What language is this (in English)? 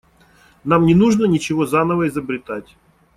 Russian